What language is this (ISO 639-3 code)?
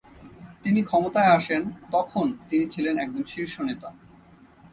ben